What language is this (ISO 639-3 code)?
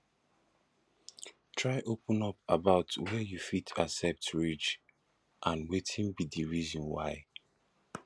pcm